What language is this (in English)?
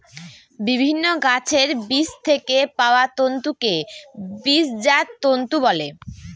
Bangla